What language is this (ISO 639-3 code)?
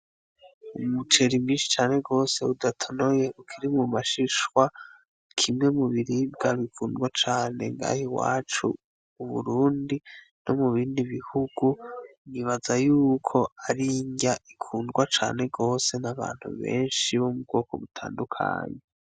run